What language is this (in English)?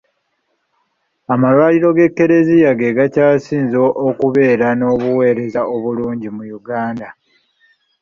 Ganda